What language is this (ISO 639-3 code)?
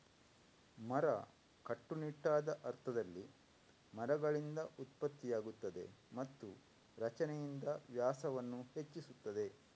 kan